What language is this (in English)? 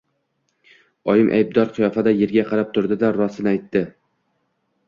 Uzbek